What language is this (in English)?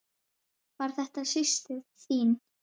Icelandic